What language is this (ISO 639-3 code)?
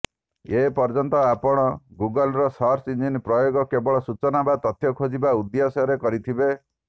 ori